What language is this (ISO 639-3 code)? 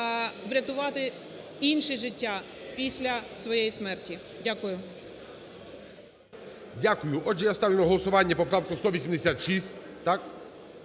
ukr